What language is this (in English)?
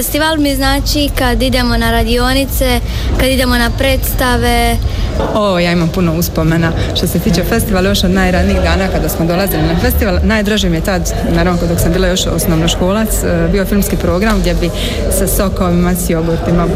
Croatian